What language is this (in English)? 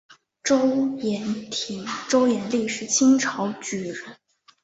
Chinese